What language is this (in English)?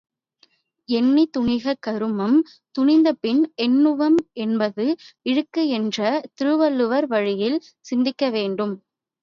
Tamil